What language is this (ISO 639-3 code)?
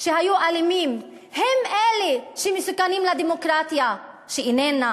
heb